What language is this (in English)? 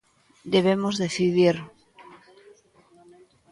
Galician